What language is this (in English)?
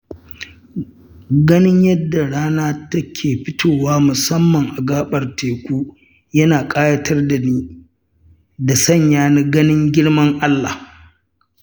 Hausa